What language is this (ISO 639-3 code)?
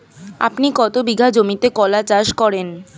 ben